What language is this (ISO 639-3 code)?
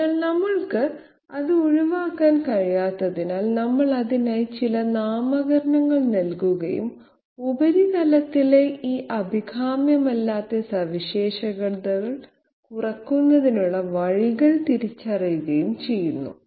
mal